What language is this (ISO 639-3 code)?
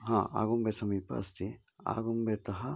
san